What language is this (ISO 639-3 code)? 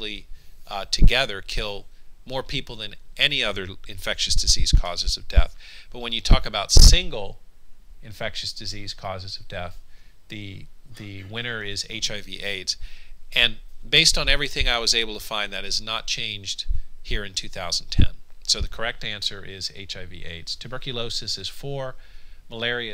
eng